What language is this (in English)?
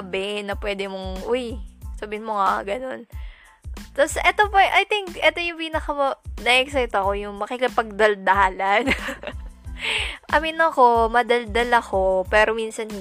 Filipino